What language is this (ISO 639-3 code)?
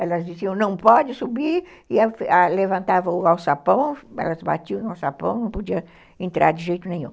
por